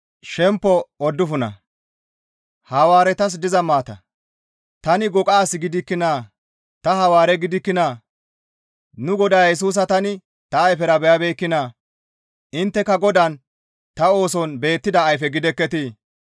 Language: Gamo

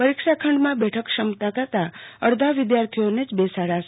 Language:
Gujarati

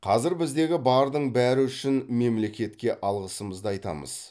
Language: Kazakh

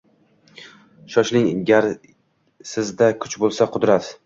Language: Uzbek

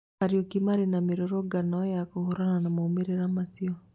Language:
Kikuyu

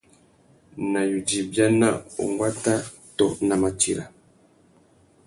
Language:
Tuki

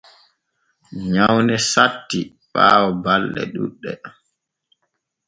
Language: Borgu Fulfulde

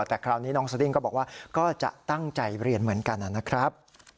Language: Thai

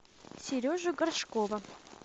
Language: Russian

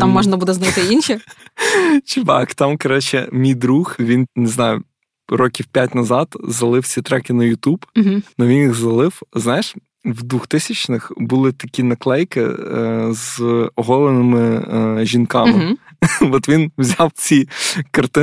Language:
Ukrainian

